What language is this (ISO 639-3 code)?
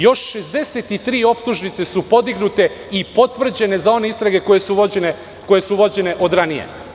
srp